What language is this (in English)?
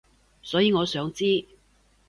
Cantonese